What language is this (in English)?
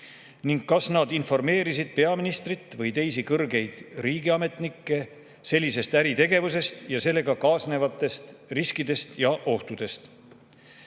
Estonian